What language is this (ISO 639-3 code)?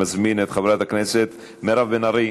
heb